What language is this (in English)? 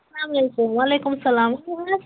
Kashmiri